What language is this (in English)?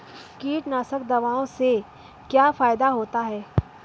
Hindi